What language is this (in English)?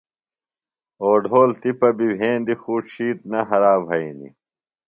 Phalura